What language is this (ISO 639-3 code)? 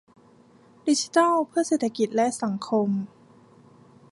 tha